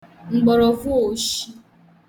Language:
Igbo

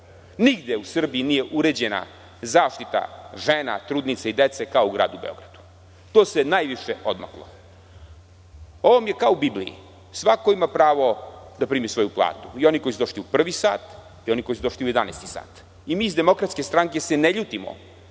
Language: Serbian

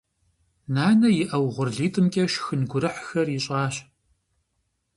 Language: Kabardian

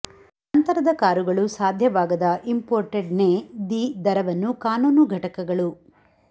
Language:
Kannada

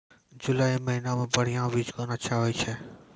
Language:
Maithili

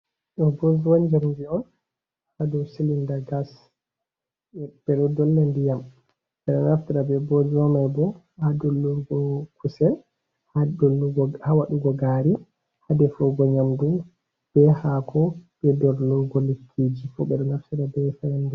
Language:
Fula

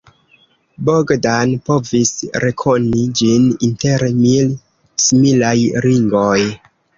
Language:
Esperanto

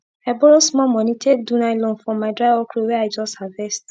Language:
Nigerian Pidgin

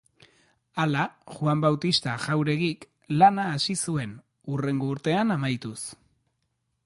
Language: Basque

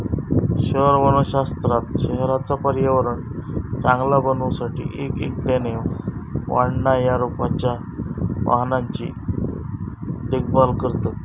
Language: Marathi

